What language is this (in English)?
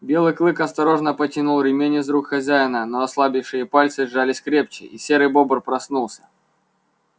Russian